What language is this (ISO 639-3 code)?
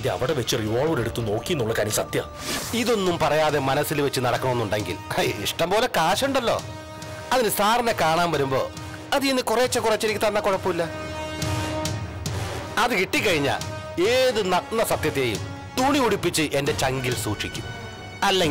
ind